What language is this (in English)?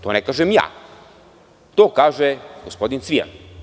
Serbian